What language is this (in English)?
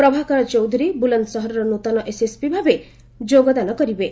Odia